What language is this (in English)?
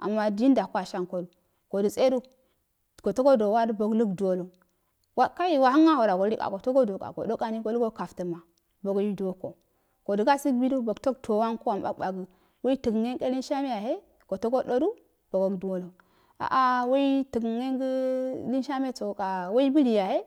Afade